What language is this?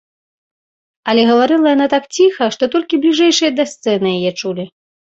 Belarusian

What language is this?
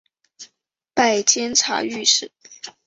Chinese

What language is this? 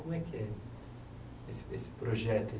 Portuguese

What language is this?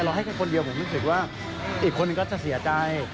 Thai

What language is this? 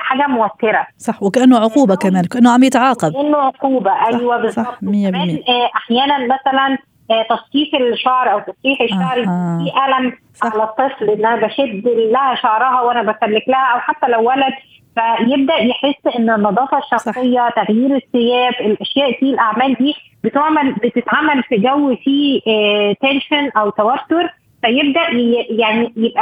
Arabic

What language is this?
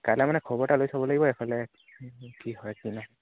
Assamese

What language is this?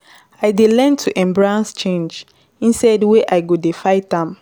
Nigerian Pidgin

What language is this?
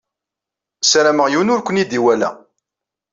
Kabyle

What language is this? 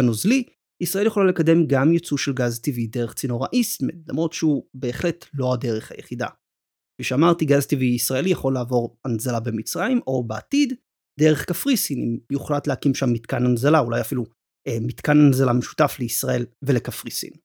Hebrew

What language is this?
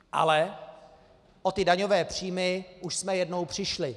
Czech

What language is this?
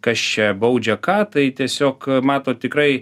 Lithuanian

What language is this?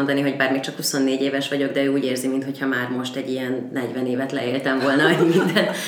Hungarian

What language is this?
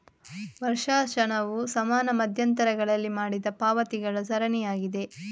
Kannada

